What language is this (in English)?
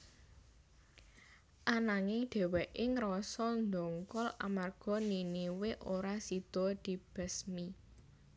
Javanese